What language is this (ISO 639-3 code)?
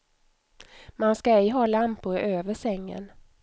swe